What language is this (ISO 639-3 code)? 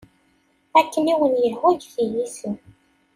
kab